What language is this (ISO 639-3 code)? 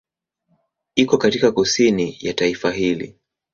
swa